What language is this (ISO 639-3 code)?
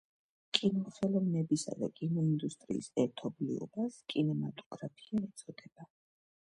kat